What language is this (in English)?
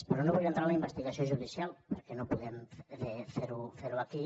Catalan